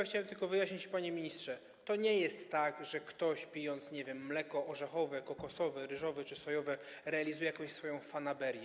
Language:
Polish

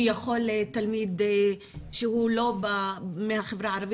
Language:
Hebrew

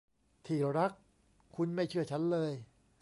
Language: Thai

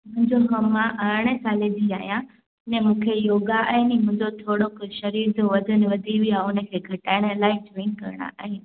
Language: Sindhi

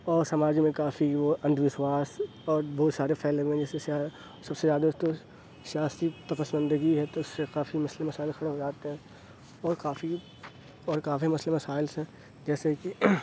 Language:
Urdu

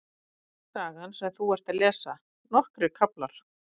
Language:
Icelandic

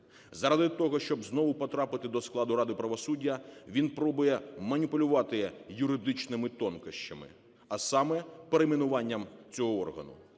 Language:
Ukrainian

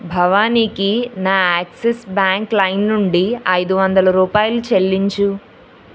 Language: Telugu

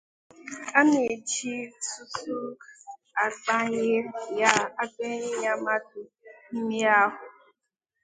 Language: Igbo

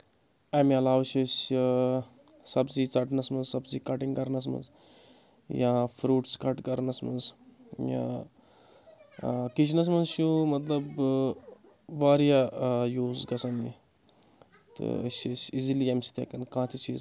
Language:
Kashmiri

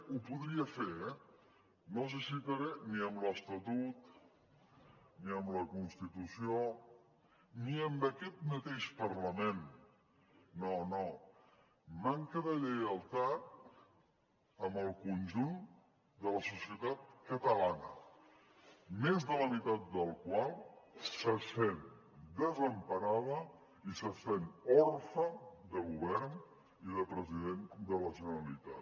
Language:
Catalan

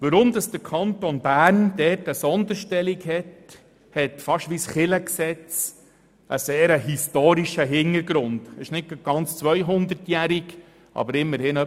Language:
Swiss German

